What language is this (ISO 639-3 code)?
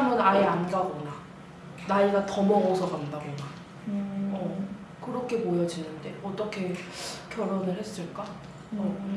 kor